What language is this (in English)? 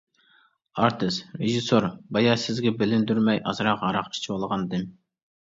Uyghur